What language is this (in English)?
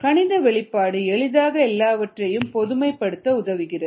Tamil